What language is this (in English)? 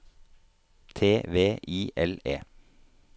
Norwegian